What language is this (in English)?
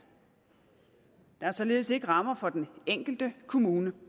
Danish